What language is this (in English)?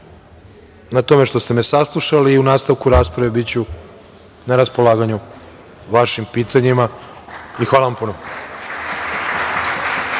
Serbian